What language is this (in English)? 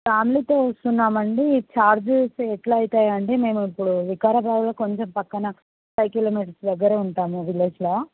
Telugu